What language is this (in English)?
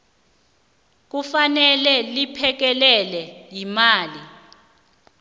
South Ndebele